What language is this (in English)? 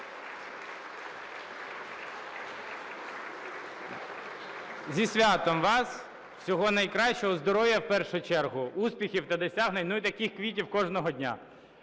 Ukrainian